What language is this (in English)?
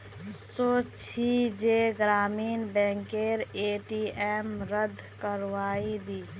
Magahi